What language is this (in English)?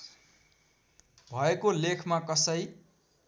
Nepali